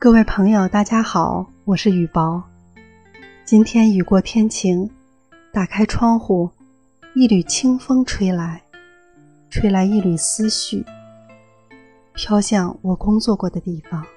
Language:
Chinese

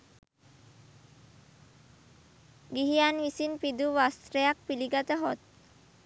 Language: Sinhala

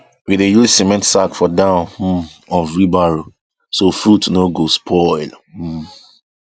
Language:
Nigerian Pidgin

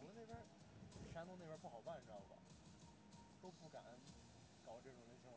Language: Chinese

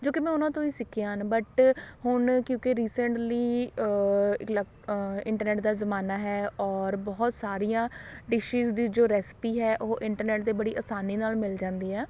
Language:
Punjabi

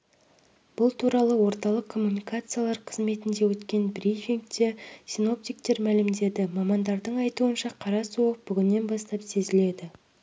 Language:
Kazakh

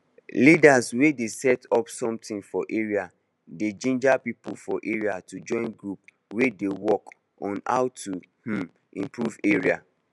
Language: Nigerian Pidgin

